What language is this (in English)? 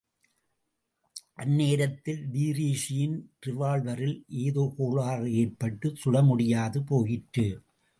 Tamil